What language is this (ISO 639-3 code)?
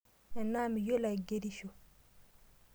mas